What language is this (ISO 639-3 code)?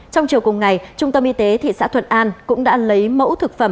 vie